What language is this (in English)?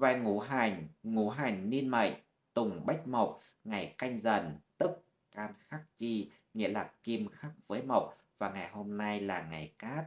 Vietnamese